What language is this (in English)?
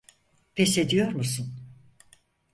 Turkish